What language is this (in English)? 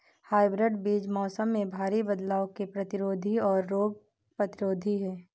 Hindi